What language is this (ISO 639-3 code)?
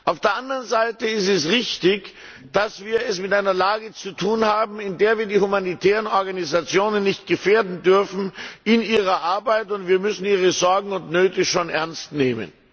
deu